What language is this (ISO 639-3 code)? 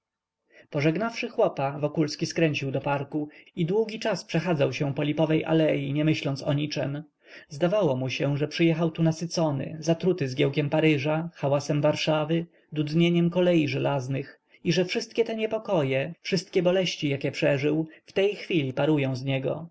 pol